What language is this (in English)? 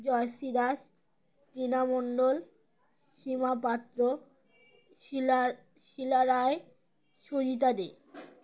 Bangla